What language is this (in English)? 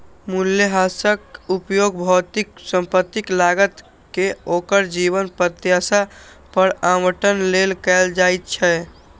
Maithili